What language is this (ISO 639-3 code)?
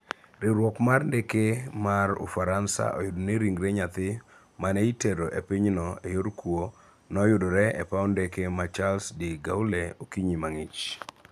luo